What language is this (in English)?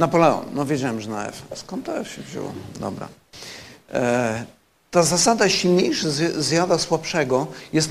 Polish